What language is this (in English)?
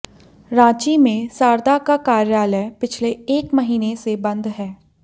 Hindi